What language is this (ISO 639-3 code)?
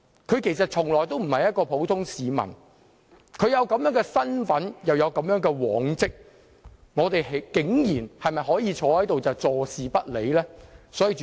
yue